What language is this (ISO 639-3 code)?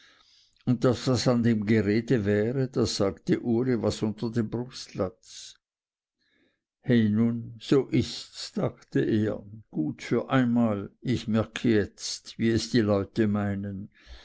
deu